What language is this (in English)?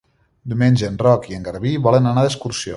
Catalan